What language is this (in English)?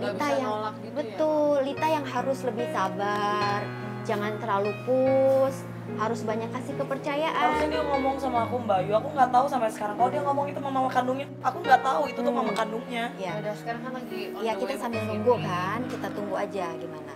Indonesian